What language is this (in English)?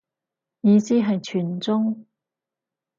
Cantonese